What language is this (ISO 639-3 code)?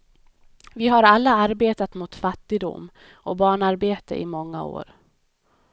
swe